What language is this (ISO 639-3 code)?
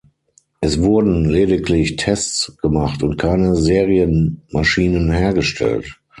deu